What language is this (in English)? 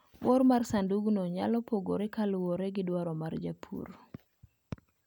Luo (Kenya and Tanzania)